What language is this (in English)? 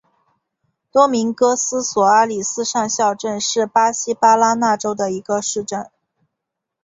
Chinese